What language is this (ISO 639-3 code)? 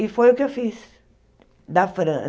por